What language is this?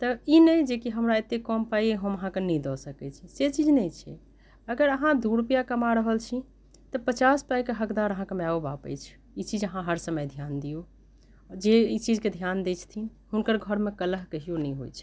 Maithili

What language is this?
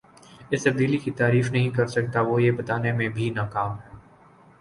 Urdu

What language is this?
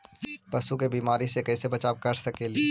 Magahi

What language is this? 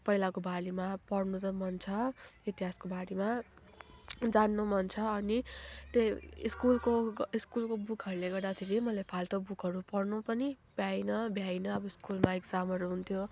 Nepali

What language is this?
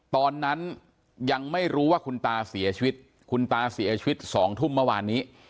Thai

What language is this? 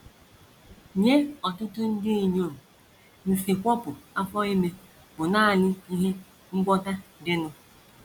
Igbo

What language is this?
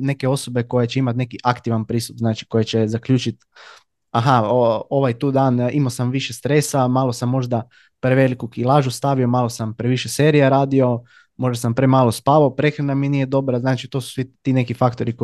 Croatian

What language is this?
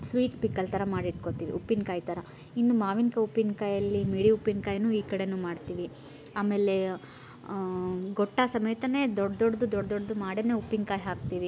Kannada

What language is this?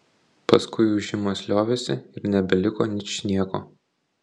Lithuanian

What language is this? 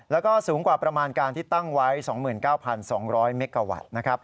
Thai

